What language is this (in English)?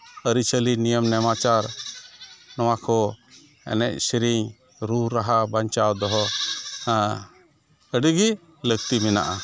Santali